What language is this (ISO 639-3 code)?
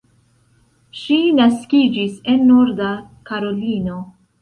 epo